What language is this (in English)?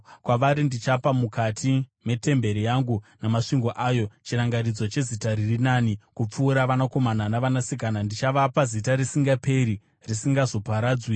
Shona